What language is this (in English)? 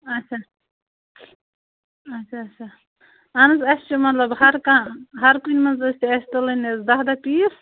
Kashmiri